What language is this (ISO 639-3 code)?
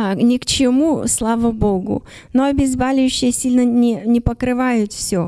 rus